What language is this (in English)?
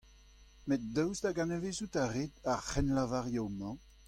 Breton